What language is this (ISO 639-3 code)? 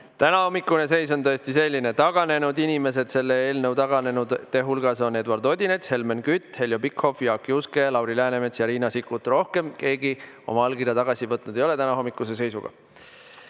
est